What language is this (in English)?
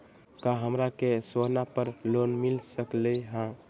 Magahi